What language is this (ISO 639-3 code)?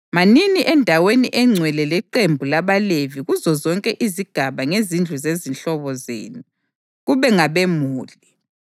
nde